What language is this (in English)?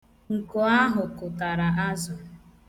Igbo